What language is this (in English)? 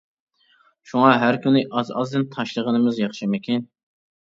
Uyghur